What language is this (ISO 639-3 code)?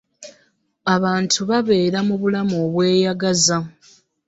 lug